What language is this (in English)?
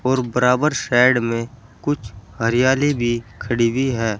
Hindi